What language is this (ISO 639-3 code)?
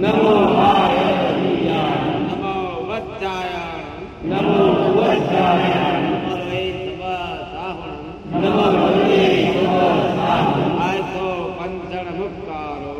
guj